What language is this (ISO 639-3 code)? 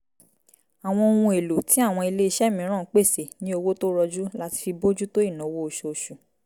yor